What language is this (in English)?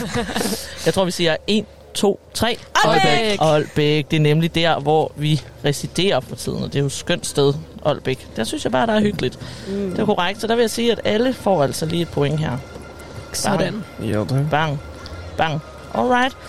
Danish